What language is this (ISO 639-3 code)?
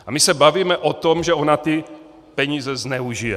ces